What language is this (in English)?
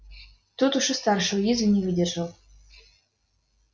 Russian